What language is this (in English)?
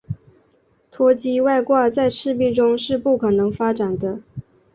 Chinese